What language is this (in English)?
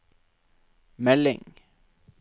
Norwegian